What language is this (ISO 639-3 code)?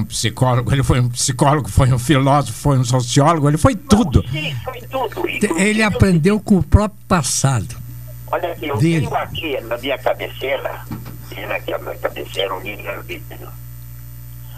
por